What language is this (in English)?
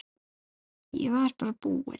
Icelandic